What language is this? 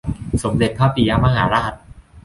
Thai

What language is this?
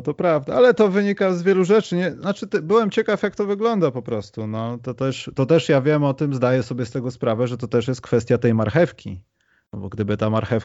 Polish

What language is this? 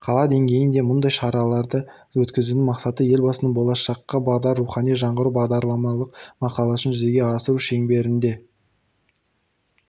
Kazakh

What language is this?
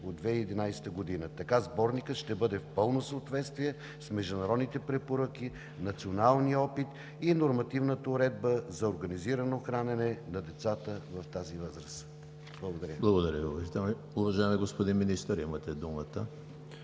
Bulgarian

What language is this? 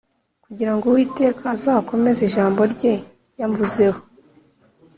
Kinyarwanda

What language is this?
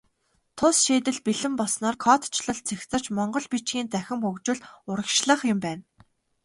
Mongolian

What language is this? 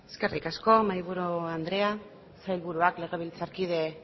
Basque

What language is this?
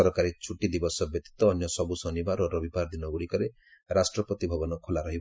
Odia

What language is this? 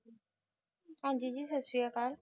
Punjabi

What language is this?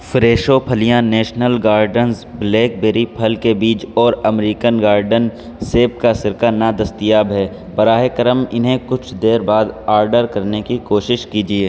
Urdu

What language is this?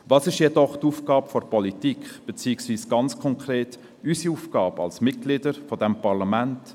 Swiss German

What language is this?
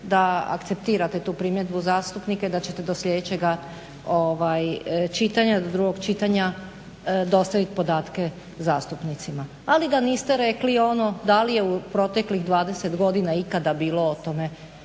Croatian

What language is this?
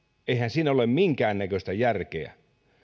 Finnish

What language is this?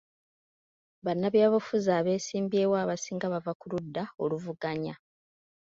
Ganda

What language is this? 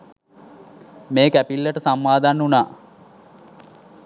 Sinhala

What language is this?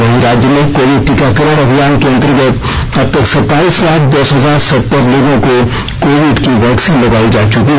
Hindi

